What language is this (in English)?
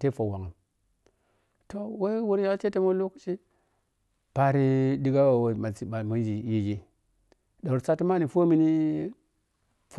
Piya-Kwonci